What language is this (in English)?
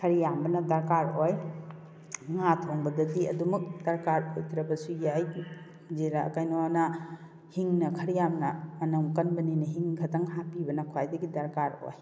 Manipuri